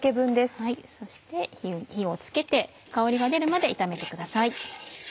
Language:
Japanese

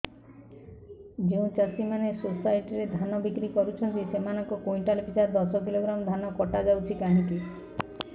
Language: Odia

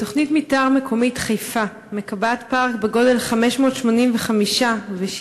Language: Hebrew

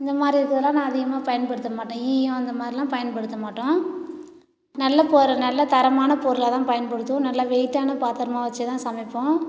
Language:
Tamil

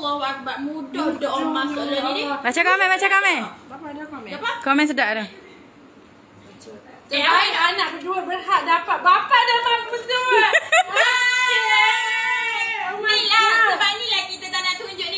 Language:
Malay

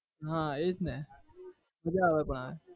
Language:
Gujarati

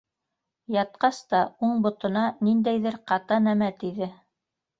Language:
Bashkir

